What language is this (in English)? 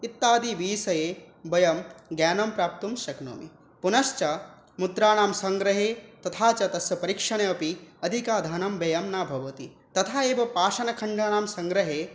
Sanskrit